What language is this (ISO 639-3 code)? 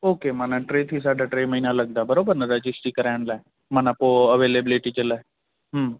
snd